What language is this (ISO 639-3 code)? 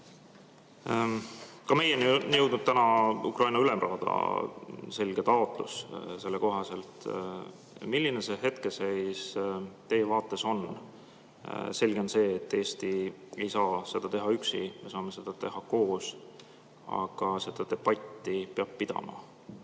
est